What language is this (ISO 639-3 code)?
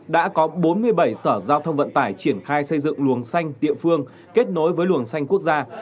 vie